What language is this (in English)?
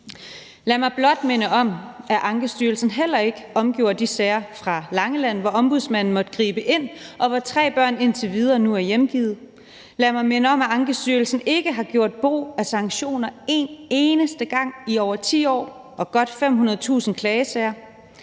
Danish